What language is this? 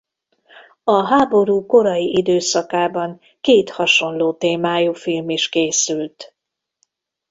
Hungarian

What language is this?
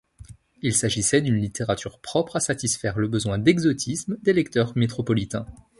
French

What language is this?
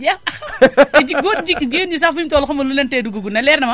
Wolof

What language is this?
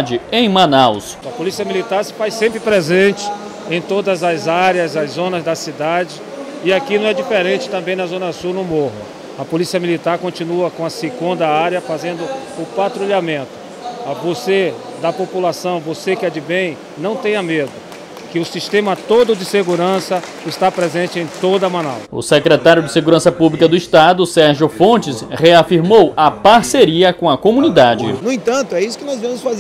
Portuguese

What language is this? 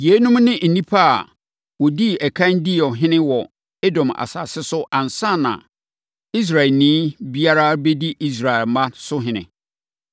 Akan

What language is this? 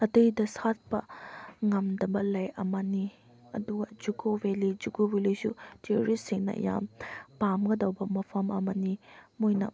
Manipuri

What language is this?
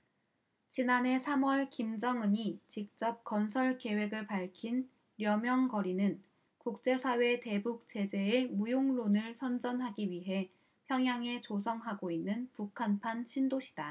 Korean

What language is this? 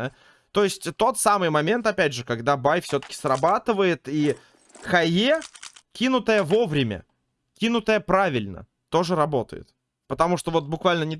Russian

